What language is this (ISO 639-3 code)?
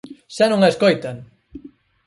glg